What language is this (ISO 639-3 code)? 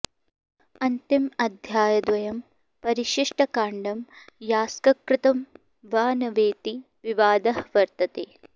san